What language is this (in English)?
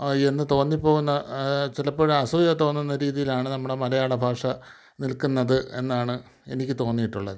Malayalam